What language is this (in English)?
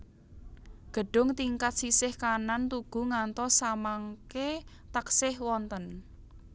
Javanese